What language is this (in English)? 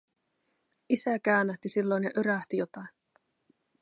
Finnish